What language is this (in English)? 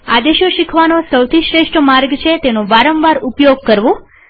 Gujarati